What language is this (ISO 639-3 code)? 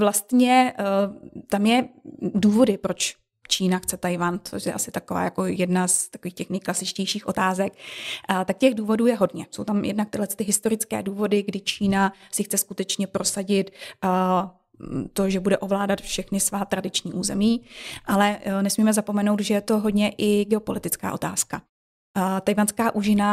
ces